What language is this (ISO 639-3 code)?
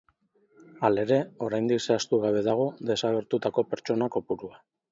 eus